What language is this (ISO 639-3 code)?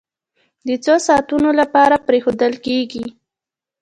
pus